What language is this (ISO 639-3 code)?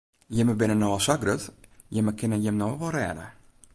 fry